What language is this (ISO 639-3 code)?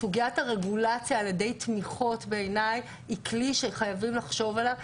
heb